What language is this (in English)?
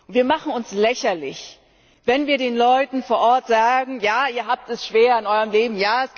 German